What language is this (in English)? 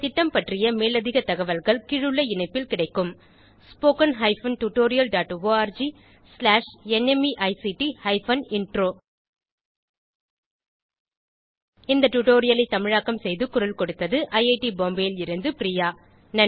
Tamil